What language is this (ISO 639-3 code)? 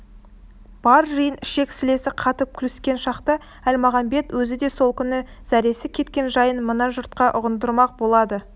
kaz